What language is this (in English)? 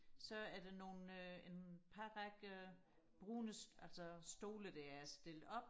Danish